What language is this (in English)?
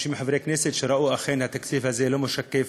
Hebrew